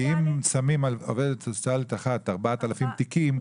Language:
Hebrew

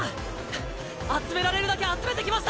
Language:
Japanese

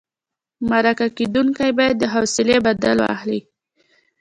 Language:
Pashto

